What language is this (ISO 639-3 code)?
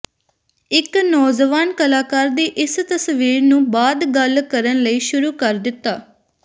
pan